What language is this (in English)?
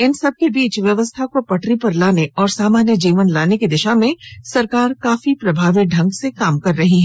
Hindi